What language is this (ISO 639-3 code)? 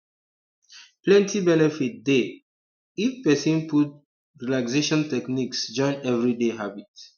pcm